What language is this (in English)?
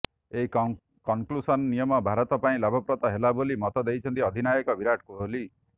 Odia